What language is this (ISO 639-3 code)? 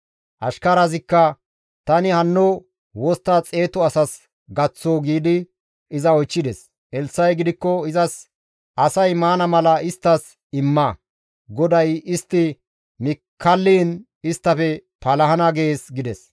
gmv